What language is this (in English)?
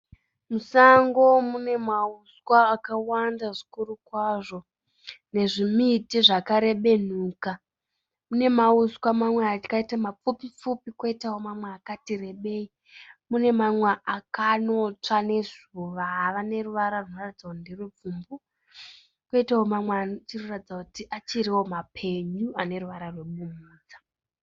Shona